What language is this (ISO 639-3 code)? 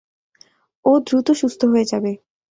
ben